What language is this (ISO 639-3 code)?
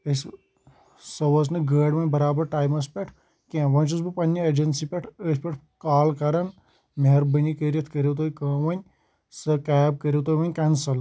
kas